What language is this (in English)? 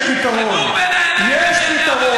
Hebrew